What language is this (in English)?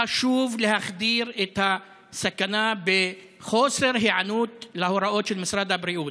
Hebrew